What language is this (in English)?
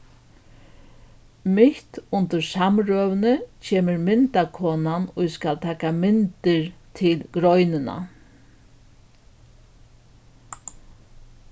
Faroese